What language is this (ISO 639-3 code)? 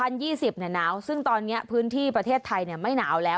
tha